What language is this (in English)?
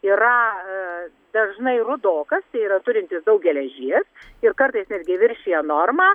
Lithuanian